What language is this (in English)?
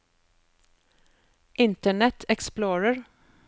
Norwegian